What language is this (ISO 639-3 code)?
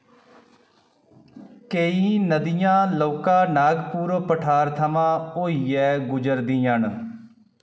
doi